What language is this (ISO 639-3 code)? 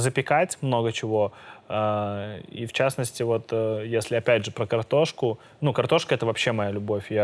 rus